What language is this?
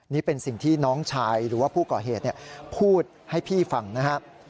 Thai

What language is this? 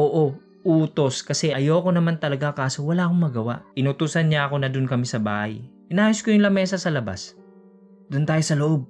Filipino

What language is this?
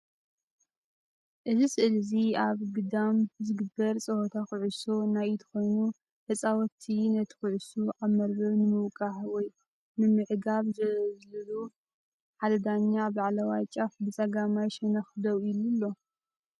Tigrinya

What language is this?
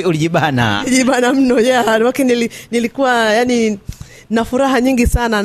Swahili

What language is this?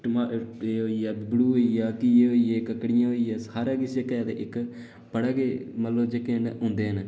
Dogri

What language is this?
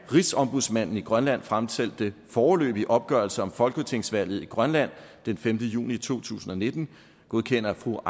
Danish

